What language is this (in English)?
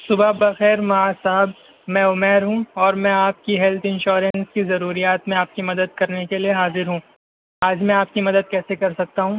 Urdu